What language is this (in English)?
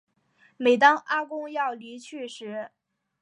Chinese